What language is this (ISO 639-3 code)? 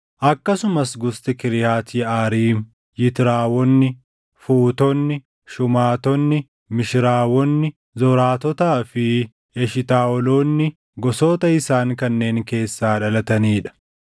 orm